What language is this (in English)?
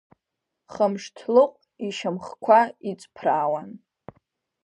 Abkhazian